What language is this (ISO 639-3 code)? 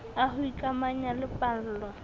sot